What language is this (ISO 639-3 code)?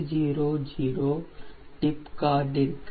tam